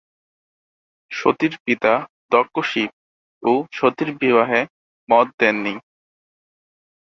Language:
Bangla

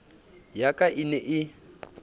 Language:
Southern Sotho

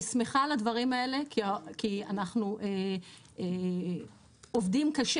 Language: Hebrew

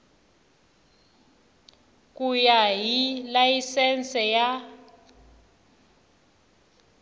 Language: Tsonga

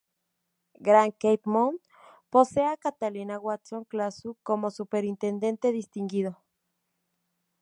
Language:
Spanish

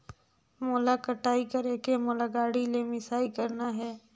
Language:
Chhattisgarhi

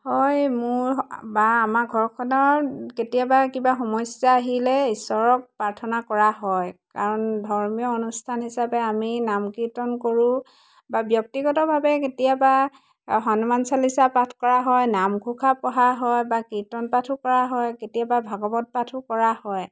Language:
Assamese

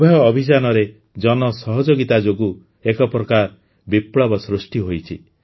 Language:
Odia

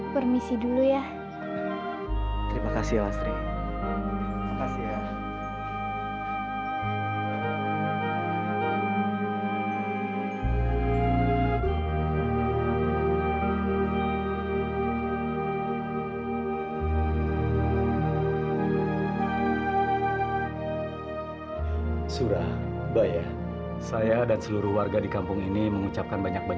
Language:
Indonesian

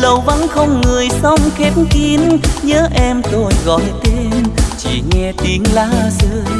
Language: Vietnamese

